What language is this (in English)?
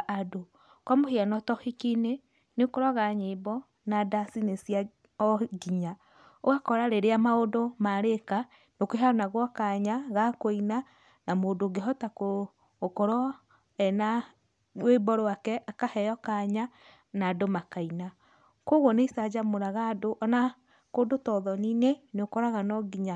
Kikuyu